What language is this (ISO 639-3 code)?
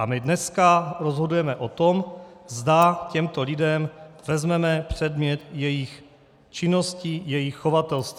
ces